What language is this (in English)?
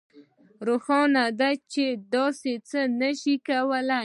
Pashto